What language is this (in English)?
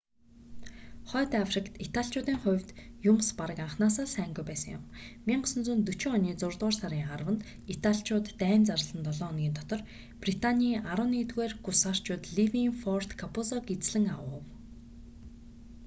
Mongolian